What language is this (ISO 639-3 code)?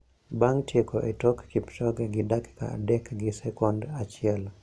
luo